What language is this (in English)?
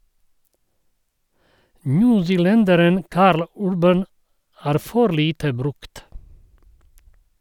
Norwegian